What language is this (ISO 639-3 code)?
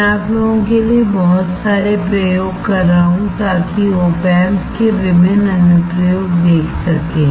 hin